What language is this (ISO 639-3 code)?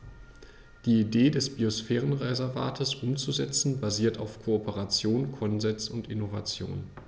deu